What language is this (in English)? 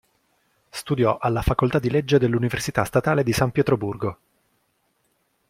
Italian